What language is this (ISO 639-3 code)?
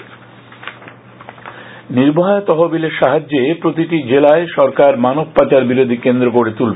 ben